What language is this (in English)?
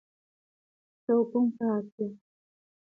Seri